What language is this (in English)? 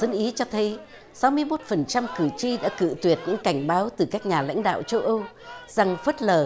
Vietnamese